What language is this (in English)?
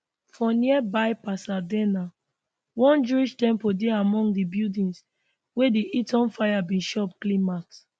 Nigerian Pidgin